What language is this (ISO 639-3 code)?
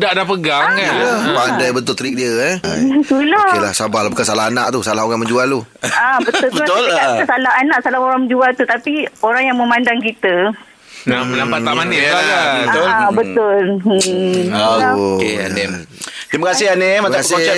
msa